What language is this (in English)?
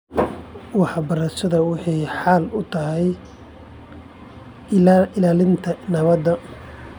Somali